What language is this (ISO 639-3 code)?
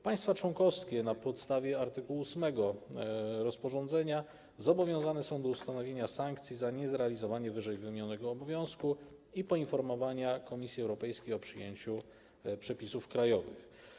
pol